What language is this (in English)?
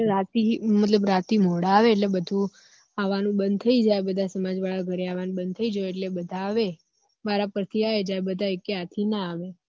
Gujarati